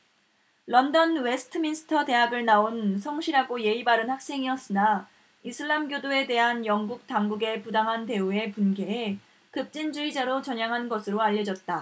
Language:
Korean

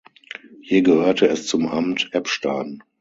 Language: German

